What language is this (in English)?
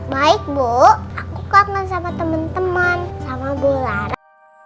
Indonesian